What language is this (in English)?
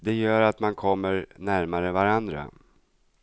Swedish